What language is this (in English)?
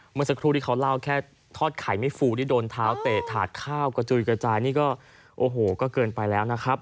Thai